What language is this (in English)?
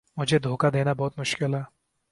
Urdu